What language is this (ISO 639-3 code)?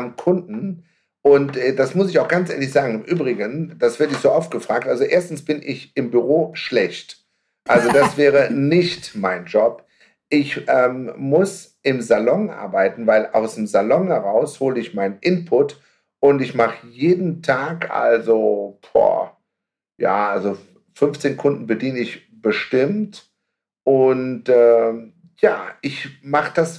deu